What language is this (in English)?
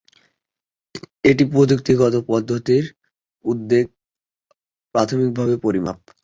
Bangla